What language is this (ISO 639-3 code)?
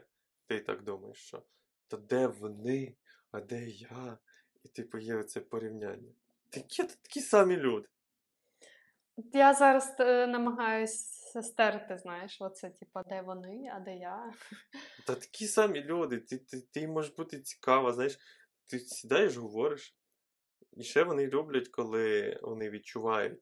ukr